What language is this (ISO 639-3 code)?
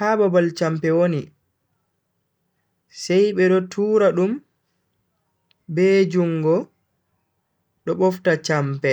fui